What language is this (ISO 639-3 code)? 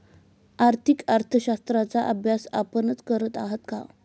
mar